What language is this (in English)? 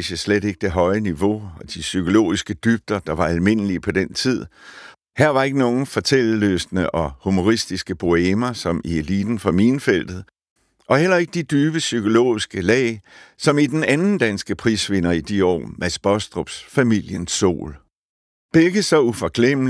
Danish